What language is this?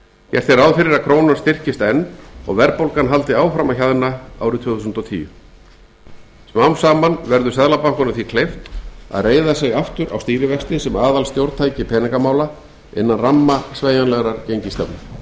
Icelandic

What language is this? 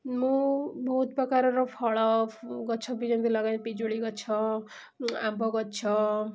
Odia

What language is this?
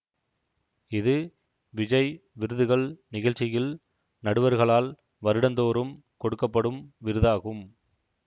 Tamil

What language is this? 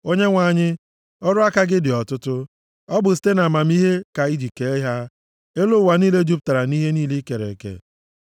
Igbo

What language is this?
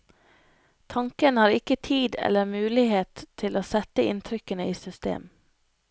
Norwegian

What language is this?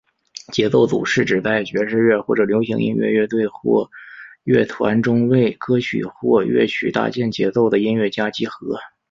Chinese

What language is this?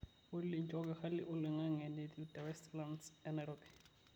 Masai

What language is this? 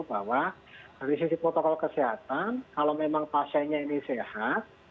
Indonesian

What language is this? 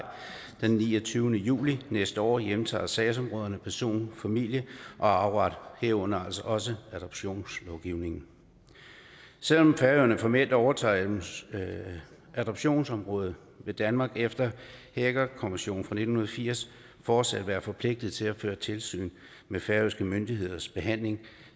Danish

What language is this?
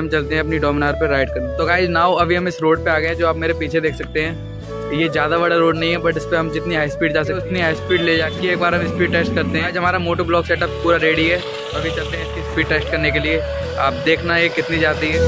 Hindi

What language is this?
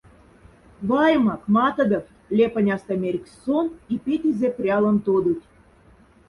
Moksha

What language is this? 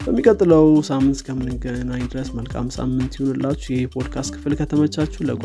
Amharic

